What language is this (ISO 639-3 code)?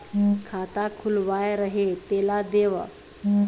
hne